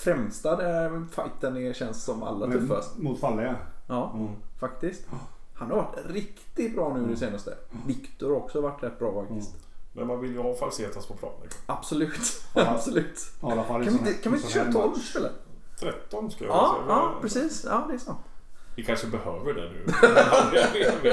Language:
Swedish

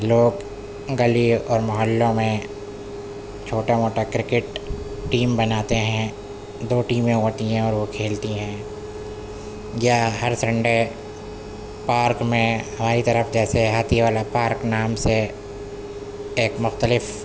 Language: Urdu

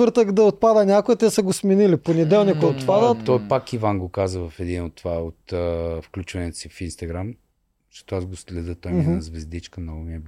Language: Bulgarian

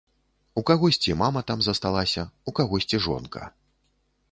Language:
Belarusian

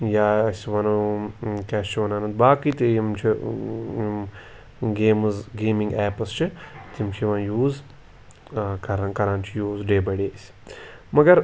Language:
Kashmiri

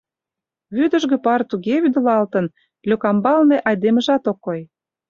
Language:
Mari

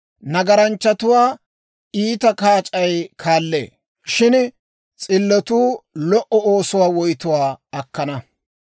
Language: Dawro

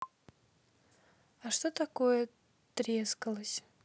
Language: Russian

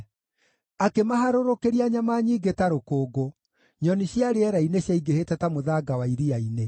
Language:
Kikuyu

